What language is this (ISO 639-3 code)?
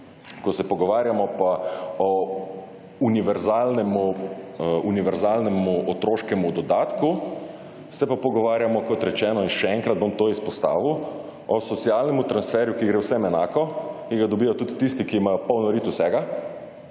slv